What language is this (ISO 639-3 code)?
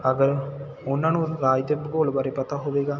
pan